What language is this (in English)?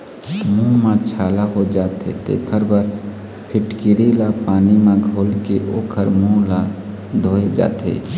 Chhattisgarhi